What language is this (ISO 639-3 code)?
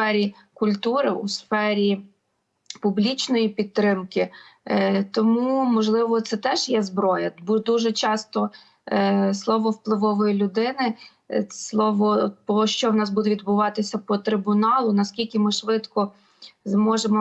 ukr